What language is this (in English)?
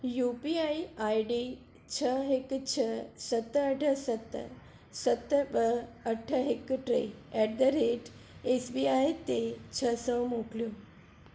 Sindhi